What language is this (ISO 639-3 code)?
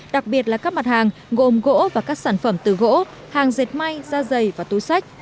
vie